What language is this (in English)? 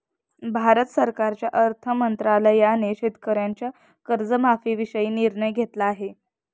Marathi